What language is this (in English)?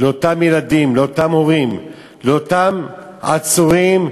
Hebrew